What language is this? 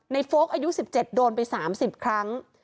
Thai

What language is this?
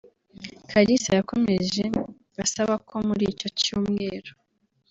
Kinyarwanda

